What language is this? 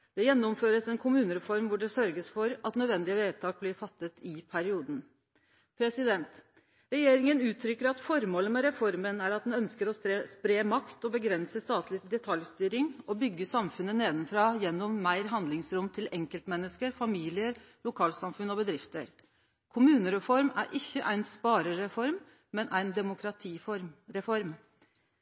Norwegian Nynorsk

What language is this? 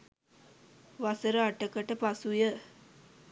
Sinhala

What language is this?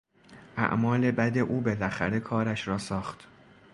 Persian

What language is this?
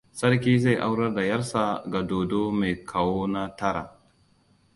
Hausa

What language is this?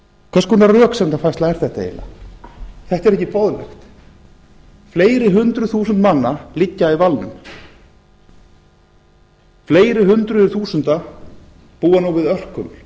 Icelandic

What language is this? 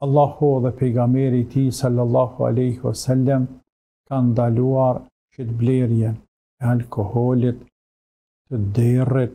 Arabic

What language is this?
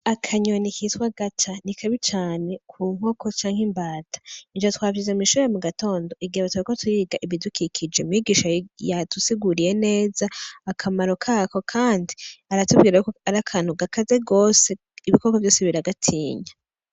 Rundi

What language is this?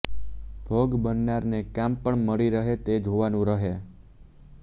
Gujarati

